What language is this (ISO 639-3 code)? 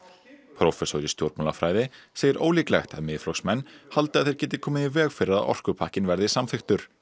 isl